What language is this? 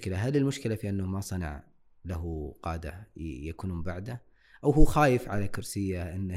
Arabic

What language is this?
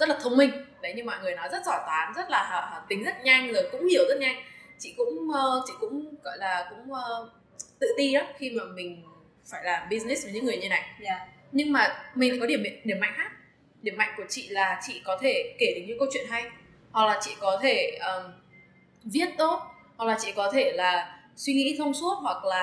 Vietnamese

